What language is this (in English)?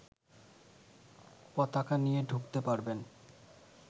Bangla